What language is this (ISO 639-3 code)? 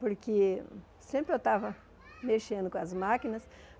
por